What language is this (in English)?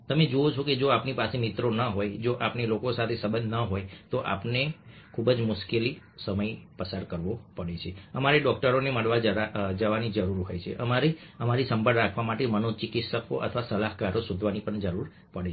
Gujarati